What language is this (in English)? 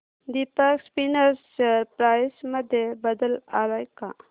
Marathi